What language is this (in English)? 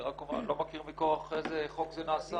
Hebrew